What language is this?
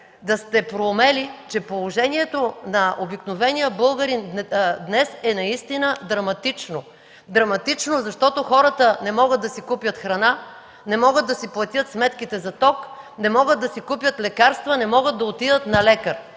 Bulgarian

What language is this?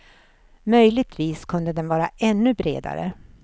Swedish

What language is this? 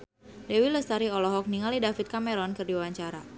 Sundanese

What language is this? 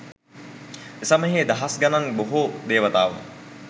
Sinhala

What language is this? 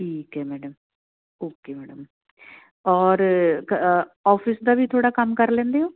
Punjabi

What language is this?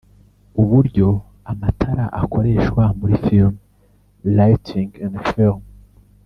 Kinyarwanda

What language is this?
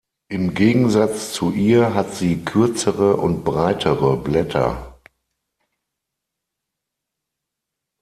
German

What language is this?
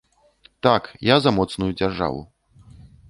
Belarusian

